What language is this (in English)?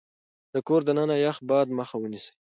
Pashto